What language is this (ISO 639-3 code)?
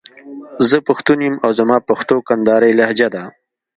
pus